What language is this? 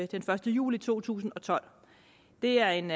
Danish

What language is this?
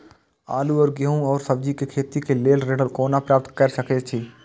Maithili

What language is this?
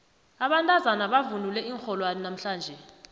South Ndebele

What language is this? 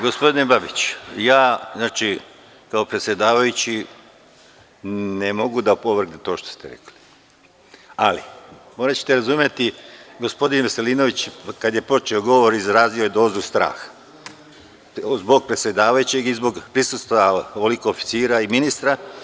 Serbian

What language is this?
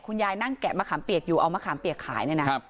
Thai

